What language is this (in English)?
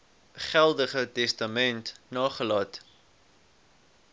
Afrikaans